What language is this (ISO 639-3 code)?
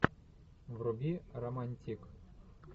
rus